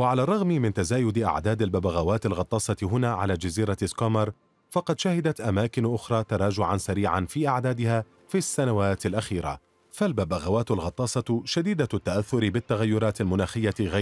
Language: Arabic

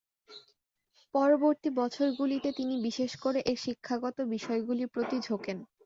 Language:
Bangla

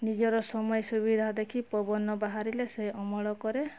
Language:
Odia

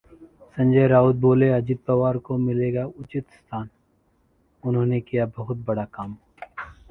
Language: Hindi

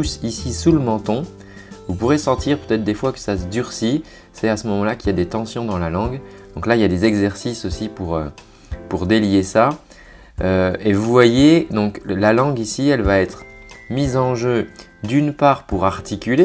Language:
French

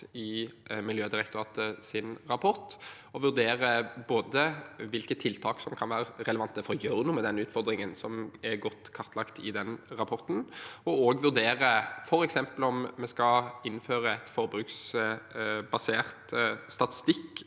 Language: Norwegian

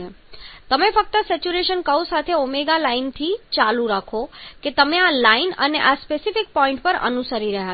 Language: Gujarati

